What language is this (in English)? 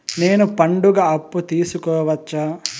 Telugu